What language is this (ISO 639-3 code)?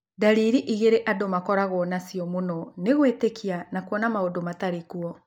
kik